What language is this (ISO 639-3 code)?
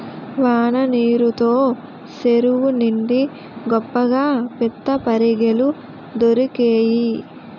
tel